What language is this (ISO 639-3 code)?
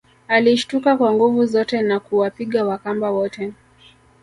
swa